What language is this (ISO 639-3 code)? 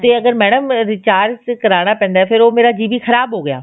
pan